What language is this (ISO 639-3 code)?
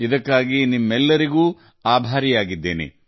kan